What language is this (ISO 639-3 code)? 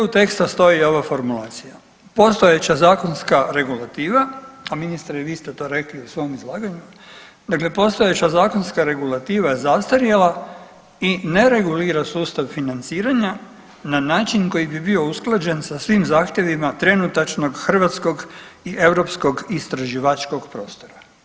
hrv